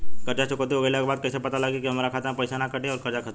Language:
Bhojpuri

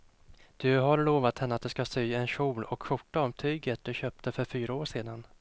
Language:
Swedish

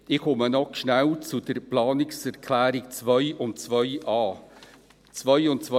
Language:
Swiss German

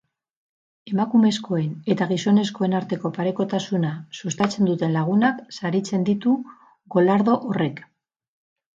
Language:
Basque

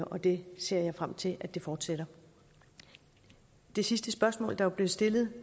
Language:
Danish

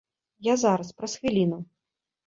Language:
Belarusian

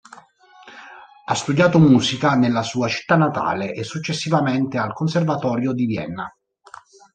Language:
Italian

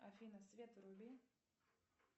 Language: Russian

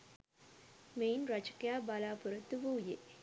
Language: Sinhala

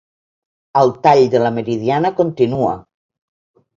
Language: Catalan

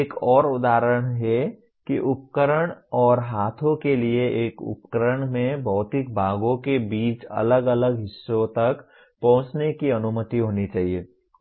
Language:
Hindi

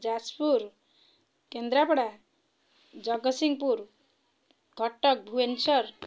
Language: Odia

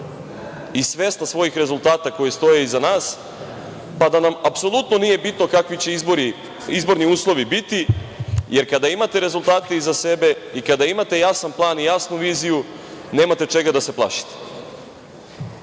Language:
Serbian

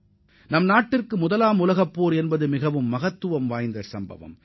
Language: Tamil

